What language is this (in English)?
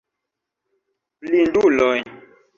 Esperanto